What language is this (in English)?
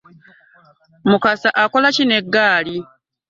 Ganda